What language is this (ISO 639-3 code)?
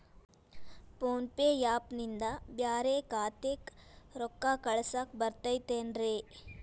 kan